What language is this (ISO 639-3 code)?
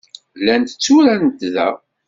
kab